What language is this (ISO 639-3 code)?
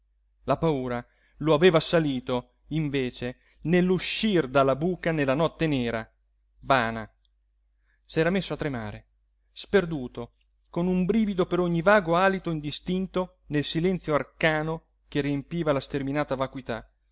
ita